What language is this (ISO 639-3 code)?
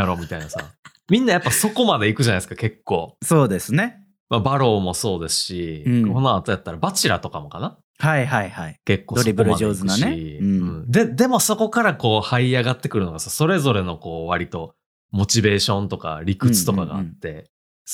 jpn